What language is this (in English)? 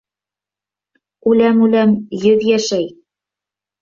Bashkir